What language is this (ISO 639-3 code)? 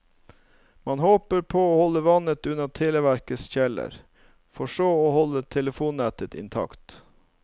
nor